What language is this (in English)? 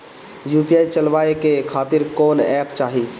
Bhojpuri